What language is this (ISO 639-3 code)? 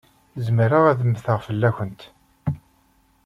kab